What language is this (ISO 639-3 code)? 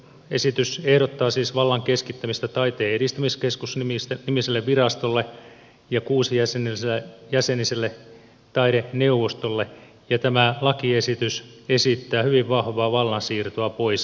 fin